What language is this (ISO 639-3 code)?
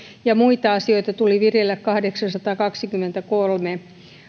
fin